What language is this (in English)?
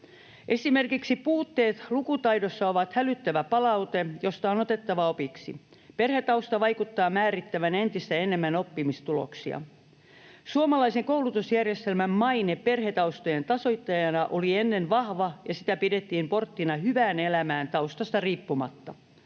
Finnish